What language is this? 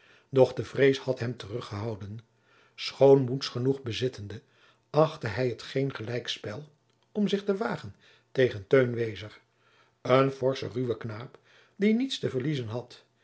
Dutch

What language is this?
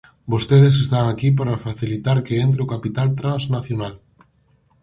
Galician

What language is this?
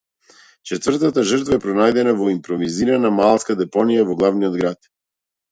Macedonian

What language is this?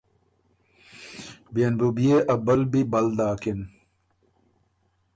Ormuri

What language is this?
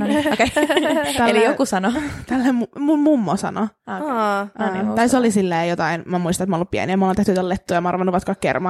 Finnish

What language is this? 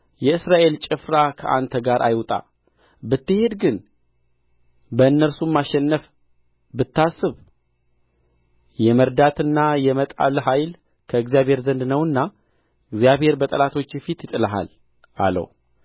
Amharic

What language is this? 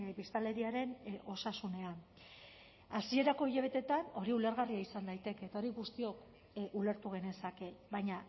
Basque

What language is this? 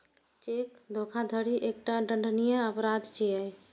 Maithili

